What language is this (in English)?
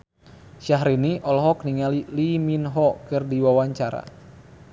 Sundanese